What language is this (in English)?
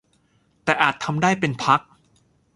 Thai